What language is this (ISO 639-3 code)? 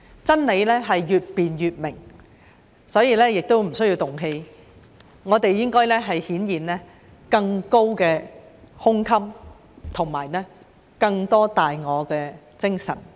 yue